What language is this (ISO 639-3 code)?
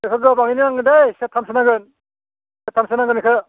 brx